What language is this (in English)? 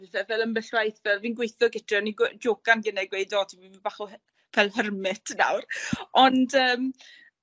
Welsh